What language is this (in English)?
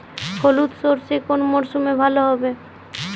Bangla